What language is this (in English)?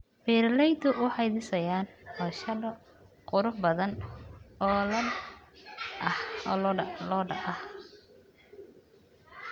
Somali